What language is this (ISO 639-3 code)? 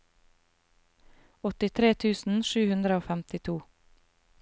nor